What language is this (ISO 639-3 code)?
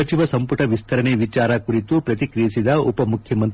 kan